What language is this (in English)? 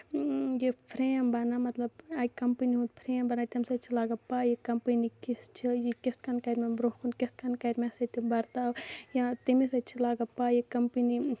Kashmiri